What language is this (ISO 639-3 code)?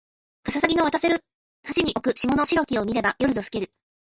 jpn